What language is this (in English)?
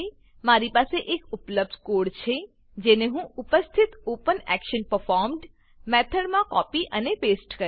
Gujarati